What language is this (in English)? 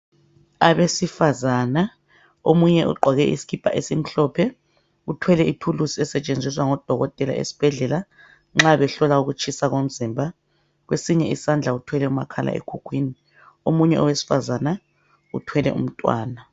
North Ndebele